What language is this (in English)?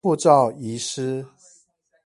Chinese